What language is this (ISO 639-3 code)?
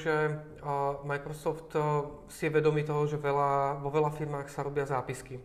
ces